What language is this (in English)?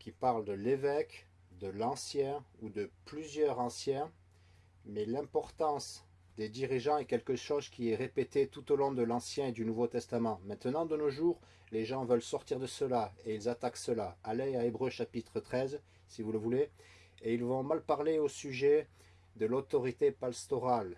French